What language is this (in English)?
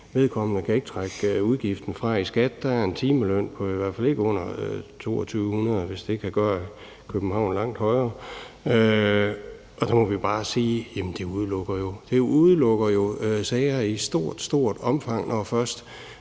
Danish